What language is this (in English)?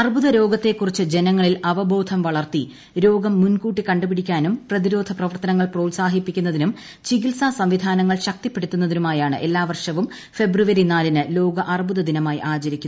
Malayalam